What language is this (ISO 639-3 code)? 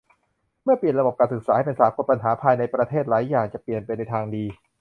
tha